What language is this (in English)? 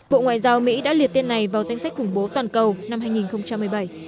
Vietnamese